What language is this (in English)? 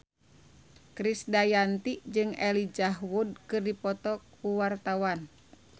Sundanese